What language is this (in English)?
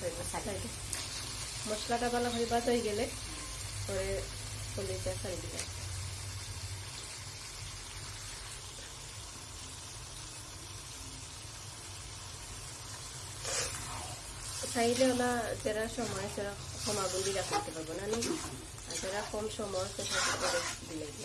Belarusian